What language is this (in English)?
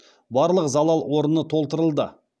Kazakh